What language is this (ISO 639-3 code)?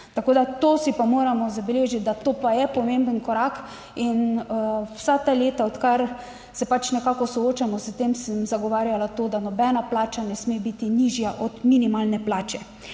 slv